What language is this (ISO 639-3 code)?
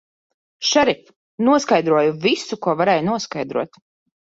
lav